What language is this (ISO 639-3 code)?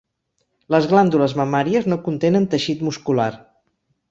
cat